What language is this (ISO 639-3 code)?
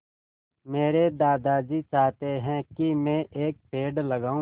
hin